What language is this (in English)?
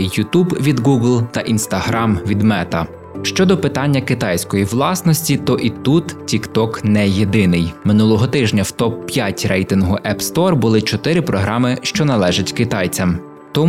Ukrainian